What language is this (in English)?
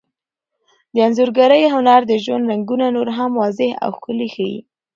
Pashto